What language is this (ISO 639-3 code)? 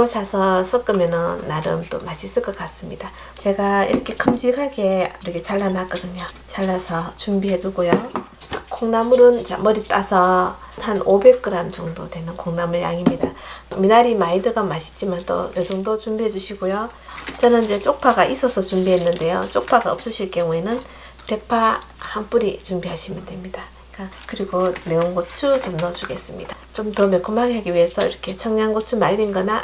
kor